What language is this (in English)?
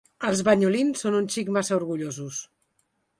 Catalan